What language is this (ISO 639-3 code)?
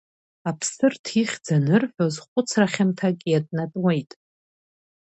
abk